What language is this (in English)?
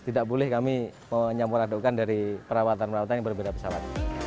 Indonesian